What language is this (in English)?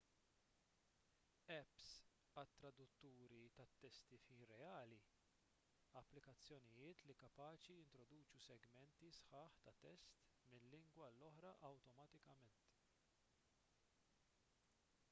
Maltese